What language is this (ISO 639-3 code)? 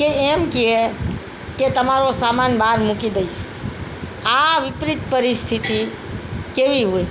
guj